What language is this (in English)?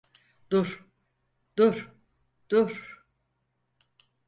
Turkish